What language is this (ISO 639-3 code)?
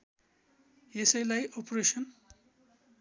nep